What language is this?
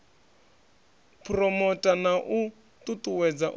Venda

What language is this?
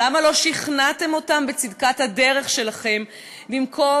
Hebrew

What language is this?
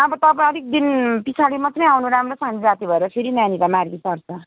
Nepali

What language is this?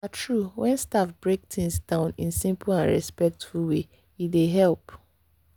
Nigerian Pidgin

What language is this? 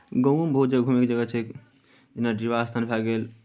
Maithili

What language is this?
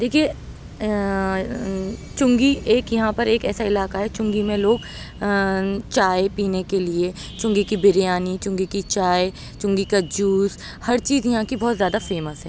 Urdu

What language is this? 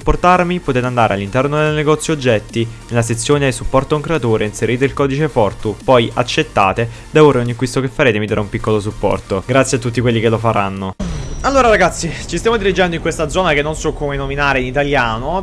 Italian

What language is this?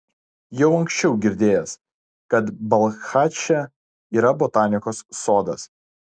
Lithuanian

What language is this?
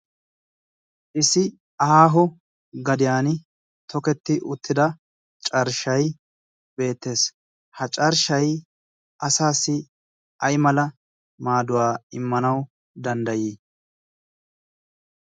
Wolaytta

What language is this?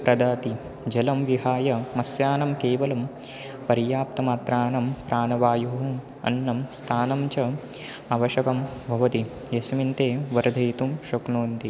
Sanskrit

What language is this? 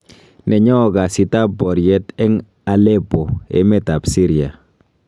Kalenjin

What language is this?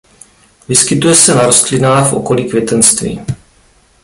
Czech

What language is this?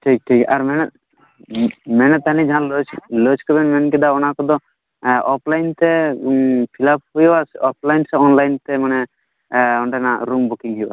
Santali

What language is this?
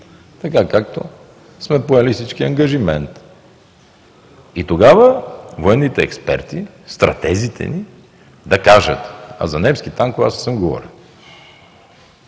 Bulgarian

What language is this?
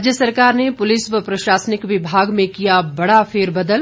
Hindi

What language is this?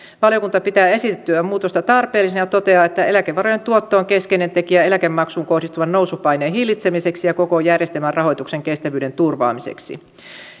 Finnish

